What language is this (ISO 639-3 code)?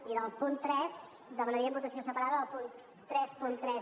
cat